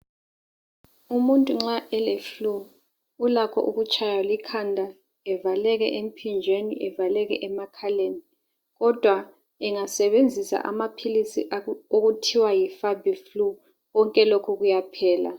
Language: North Ndebele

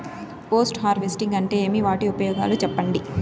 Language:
Telugu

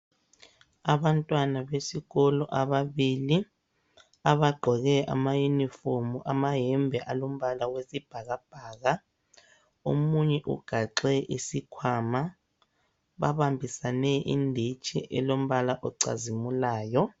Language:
North Ndebele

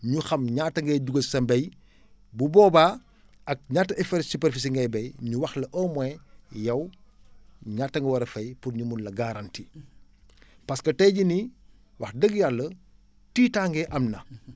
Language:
Wolof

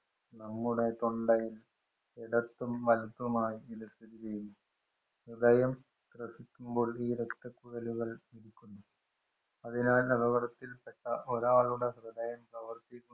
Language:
Malayalam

